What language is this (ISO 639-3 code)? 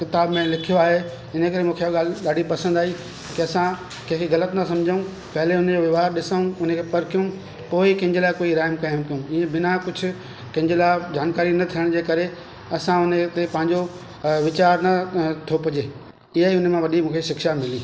snd